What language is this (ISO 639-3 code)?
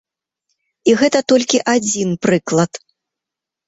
bel